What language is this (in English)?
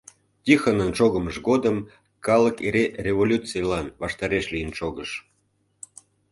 Mari